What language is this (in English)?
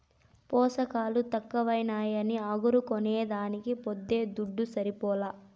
Telugu